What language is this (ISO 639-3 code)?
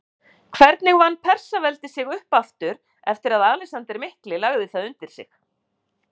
isl